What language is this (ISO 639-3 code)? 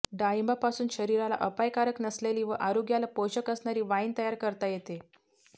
mar